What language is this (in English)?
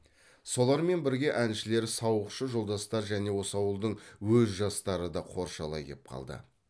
Kazakh